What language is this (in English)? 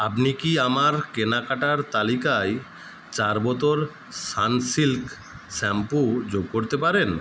Bangla